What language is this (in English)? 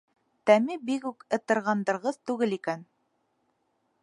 Bashkir